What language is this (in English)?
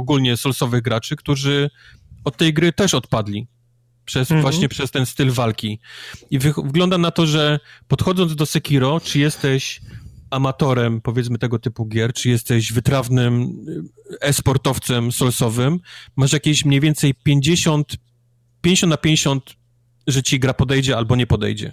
Polish